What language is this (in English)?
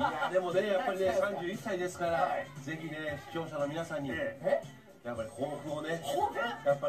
Japanese